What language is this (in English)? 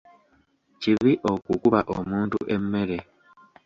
Ganda